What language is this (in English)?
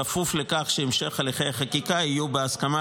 Hebrew